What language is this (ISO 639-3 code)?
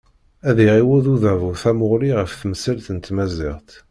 kab